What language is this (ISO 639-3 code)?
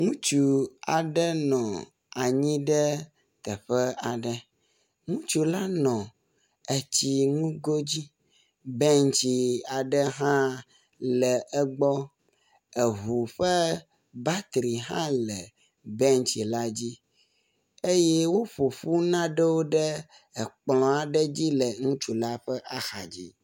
ewe